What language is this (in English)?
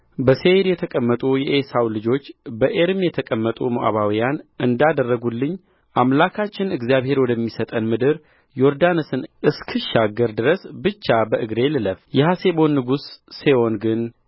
Amharic